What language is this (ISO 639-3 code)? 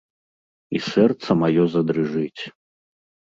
bel